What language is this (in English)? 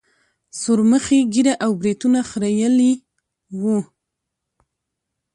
Pashto